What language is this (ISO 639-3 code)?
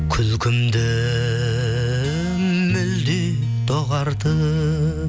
kaz